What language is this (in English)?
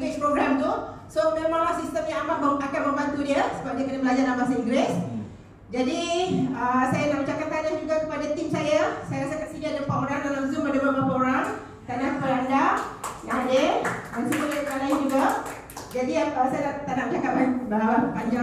Malay